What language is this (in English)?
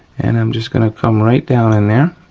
English